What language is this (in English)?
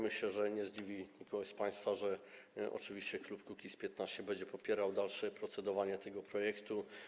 Polish